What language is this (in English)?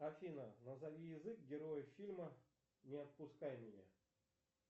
Russian